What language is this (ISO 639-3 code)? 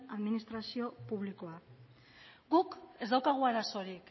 eus